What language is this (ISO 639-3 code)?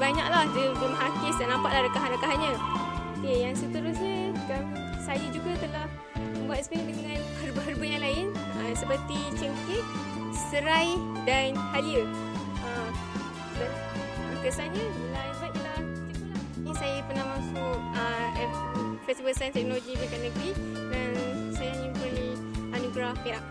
msa